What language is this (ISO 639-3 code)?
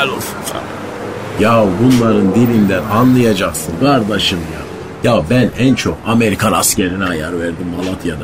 tur